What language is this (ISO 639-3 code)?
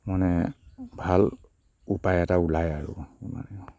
asm